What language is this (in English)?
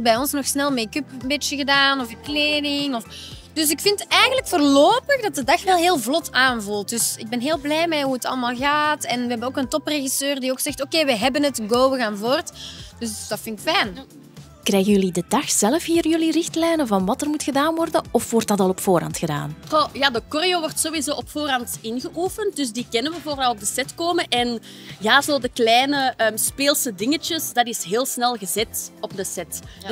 Dutch